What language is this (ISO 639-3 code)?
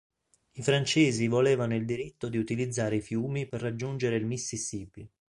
ita